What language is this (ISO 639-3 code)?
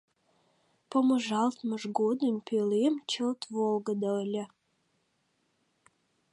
chm